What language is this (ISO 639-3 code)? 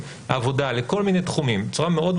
heb